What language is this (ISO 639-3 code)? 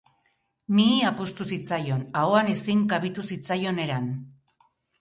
eus